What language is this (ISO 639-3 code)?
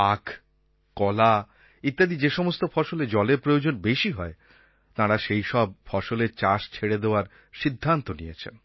ben